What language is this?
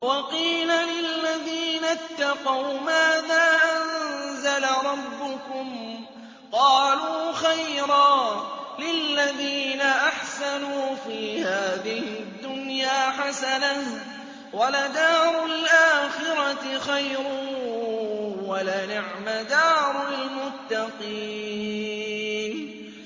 Arabic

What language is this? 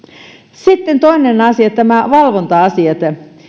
Finnish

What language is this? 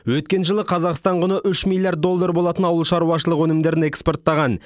Kazakh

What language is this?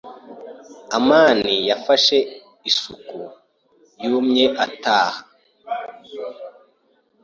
Kinyarwanda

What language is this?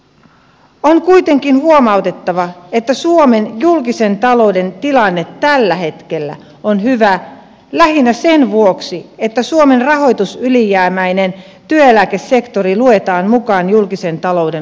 Finnish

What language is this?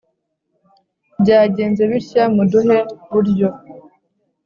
Kinyarwanda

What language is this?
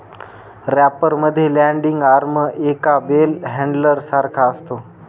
Marathi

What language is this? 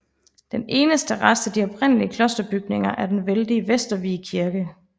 Danish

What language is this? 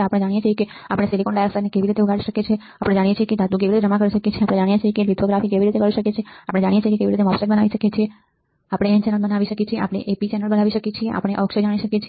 Gujarati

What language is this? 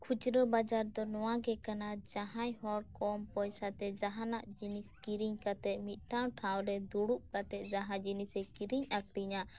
Santali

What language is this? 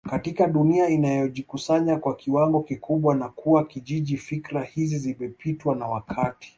Swahili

